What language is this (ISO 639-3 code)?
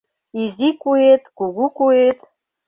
chm